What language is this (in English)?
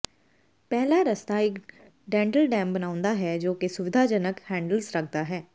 Punjabi